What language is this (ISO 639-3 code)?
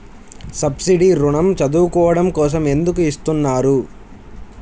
tel